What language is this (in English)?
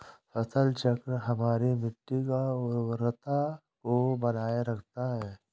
Hindi